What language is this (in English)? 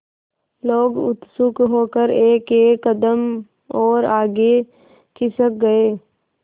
Hindi